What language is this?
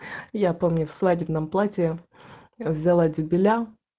Russian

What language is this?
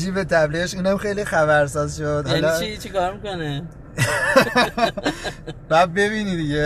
Persian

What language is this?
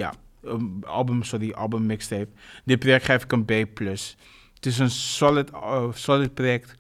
Dutch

